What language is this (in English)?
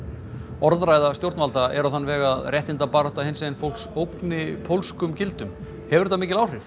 Icelandic